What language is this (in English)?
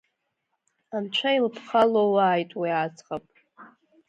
Abkhazian